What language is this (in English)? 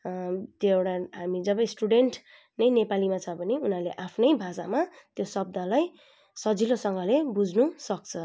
Nepali